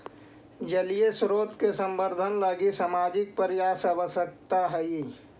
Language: Magahi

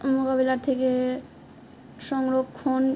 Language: Bangla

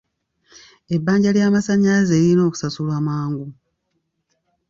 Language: Ganda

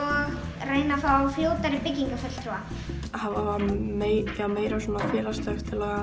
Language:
Icelandic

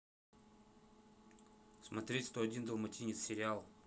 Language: Russian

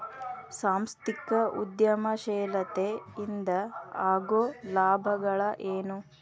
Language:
Kannada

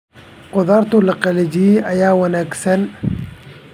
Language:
Somali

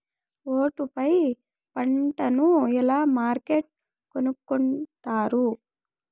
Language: Telugu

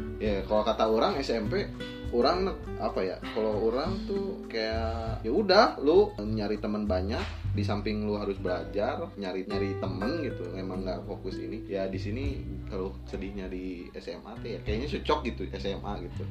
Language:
Indonesian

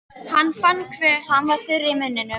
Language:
Icelandic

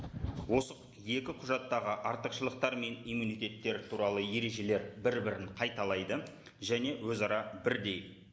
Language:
Kazakh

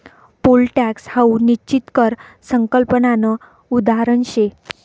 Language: Marathi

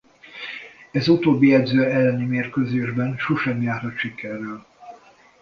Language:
Hungarian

